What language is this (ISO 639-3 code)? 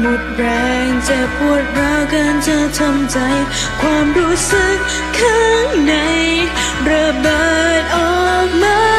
tha